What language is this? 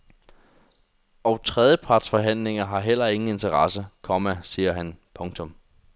Danish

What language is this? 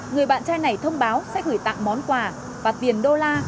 Vietnamese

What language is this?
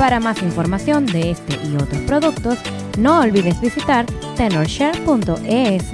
Spanish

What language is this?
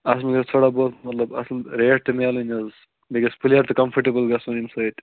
Kashmiri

